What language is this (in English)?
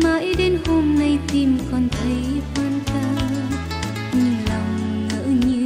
Vietnamese